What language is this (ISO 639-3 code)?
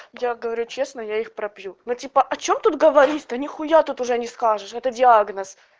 rus